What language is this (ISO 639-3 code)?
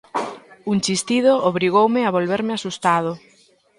glg